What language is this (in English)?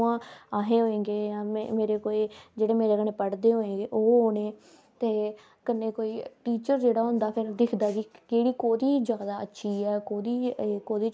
Dogri